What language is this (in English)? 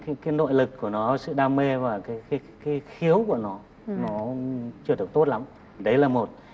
Vietnamese